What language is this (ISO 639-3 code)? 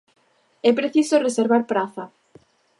glg